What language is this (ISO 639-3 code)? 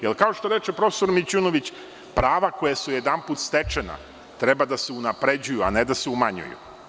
srp